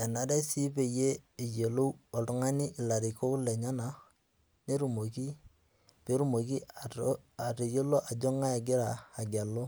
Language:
Masai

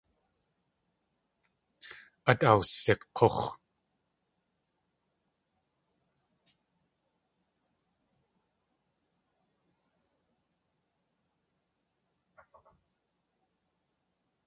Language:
Tlingit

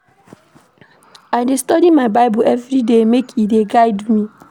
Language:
Nigerian Pidgin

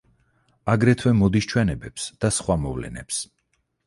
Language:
Georgian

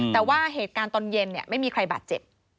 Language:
Thai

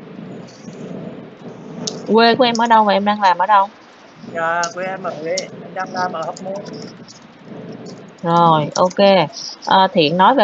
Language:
Vietnamese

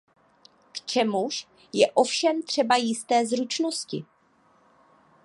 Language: Czech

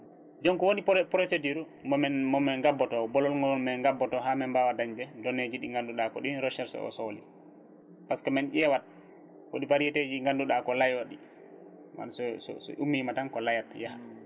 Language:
Fula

